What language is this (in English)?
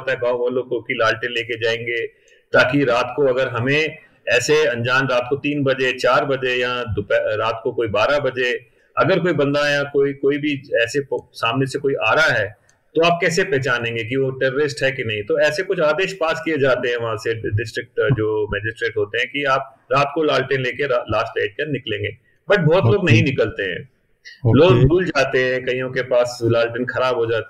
Hindi